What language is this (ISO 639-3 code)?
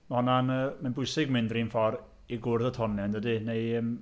cym